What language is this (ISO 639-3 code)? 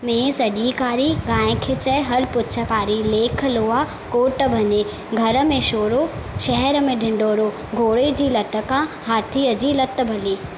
snd